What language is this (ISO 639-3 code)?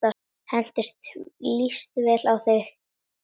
isl